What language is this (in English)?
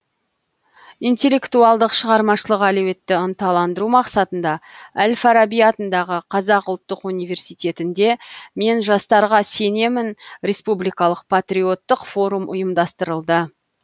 Kazakh